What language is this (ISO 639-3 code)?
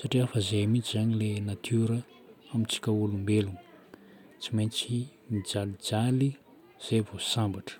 bmm